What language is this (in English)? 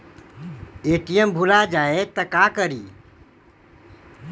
Magahi